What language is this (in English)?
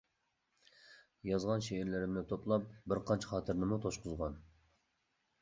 Uyghur